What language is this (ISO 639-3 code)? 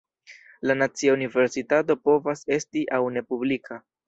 epo